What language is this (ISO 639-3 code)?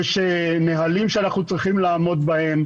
heb